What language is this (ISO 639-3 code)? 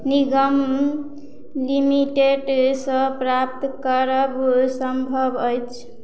mai